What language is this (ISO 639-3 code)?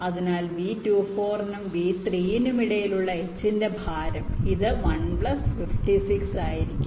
mal